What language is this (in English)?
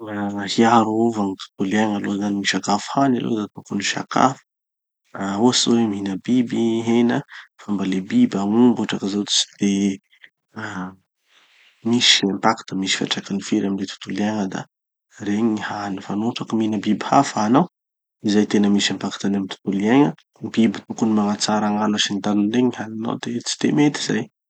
Tanosy Malagasy